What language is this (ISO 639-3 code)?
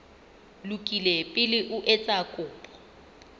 sot